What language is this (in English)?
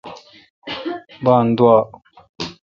Kalkoti